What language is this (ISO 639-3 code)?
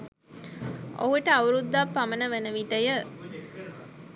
sin